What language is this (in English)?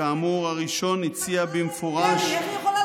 Hebrew